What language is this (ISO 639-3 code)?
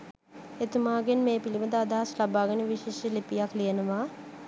sin